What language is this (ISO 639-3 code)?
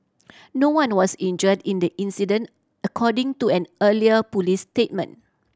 eng